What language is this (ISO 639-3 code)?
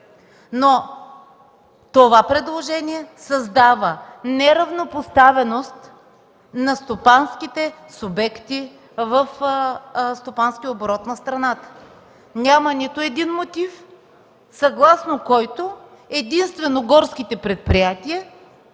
bul